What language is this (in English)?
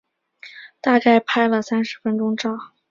Chinese